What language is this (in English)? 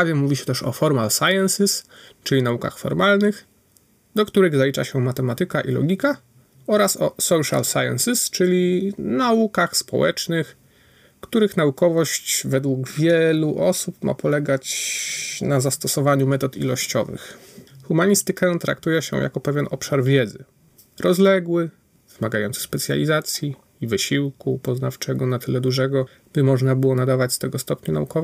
Polish